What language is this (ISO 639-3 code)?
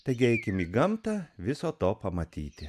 lit